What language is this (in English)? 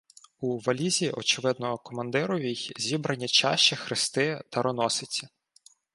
Ukrainian